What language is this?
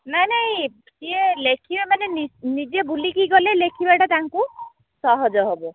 Odia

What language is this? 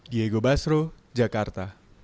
Indonesian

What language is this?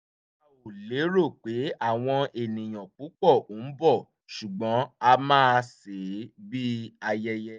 Yoruba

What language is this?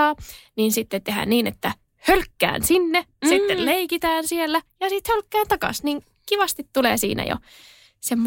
Finnish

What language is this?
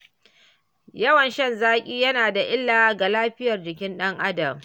Hausa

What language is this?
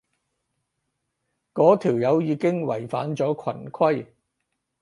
Cantonese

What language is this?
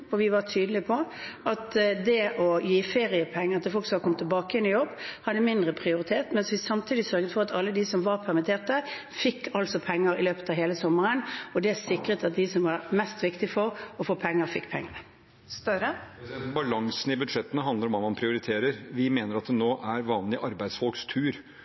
Norwegian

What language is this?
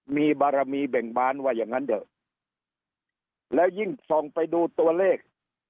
Thai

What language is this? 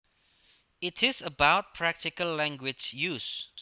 Javanese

